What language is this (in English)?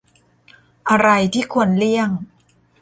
Thai